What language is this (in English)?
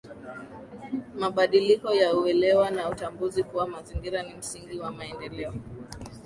Swahili